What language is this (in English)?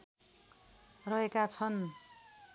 Nepali